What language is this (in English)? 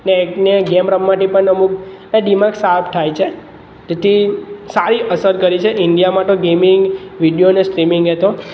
Gujarati